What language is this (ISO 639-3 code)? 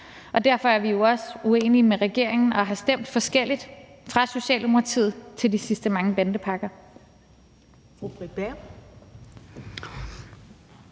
dan